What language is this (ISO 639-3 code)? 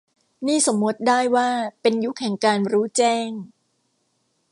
tha